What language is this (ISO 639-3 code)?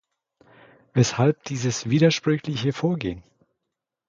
deu